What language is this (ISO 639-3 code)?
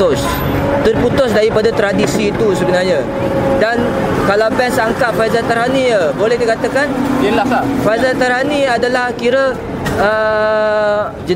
msa